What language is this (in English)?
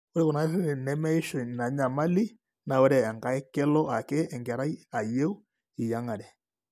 Masai